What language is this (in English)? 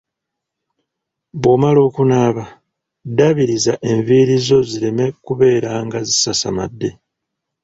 Ganda